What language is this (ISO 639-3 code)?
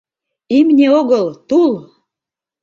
chm